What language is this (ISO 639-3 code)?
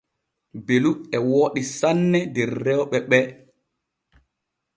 fue